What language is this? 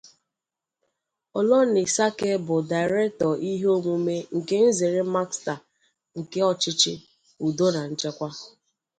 Igbo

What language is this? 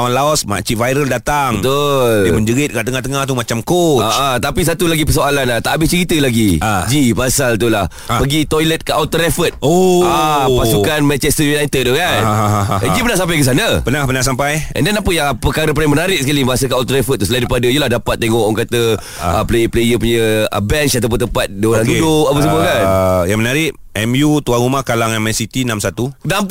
Malay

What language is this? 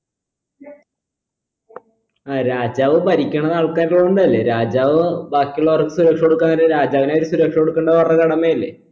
Malayalam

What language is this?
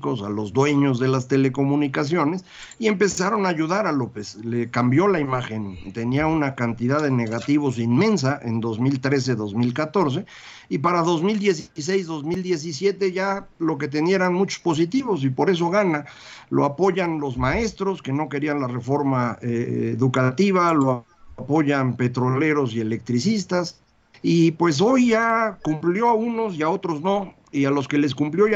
Spanish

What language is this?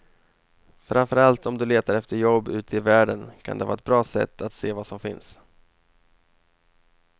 Swedish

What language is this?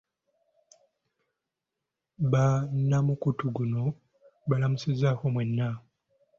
Ganda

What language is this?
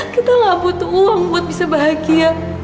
Indonesian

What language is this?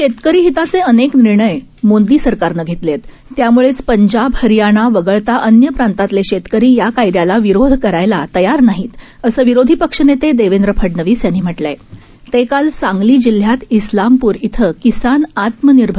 Marathi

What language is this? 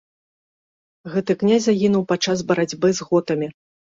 Belarusian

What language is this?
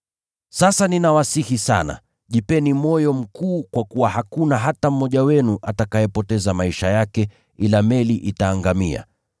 Swahili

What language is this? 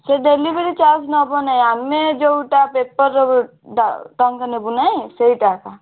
Odia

